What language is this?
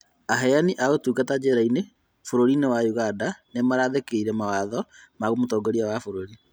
Kikuyu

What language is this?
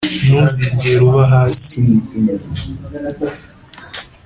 Kinyarwanda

